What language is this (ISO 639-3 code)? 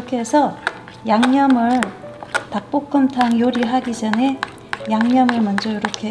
kor